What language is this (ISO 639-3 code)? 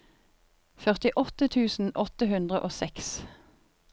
nor